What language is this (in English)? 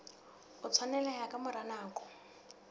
Southern Sotho